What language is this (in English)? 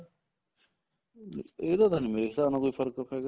Punjabi